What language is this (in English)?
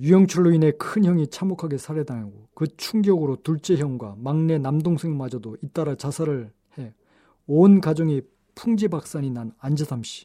Korean